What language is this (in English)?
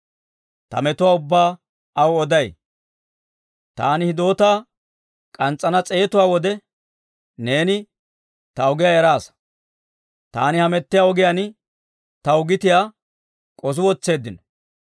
Dawro